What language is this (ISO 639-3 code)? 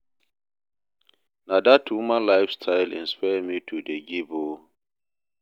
pcm